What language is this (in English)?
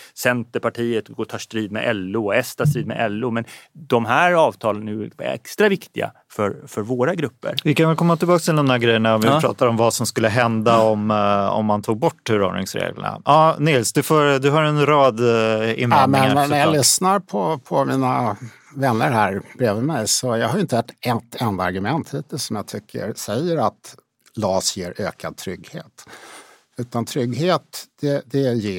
Swedish